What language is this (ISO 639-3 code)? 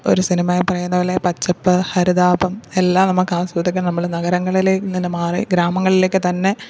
mal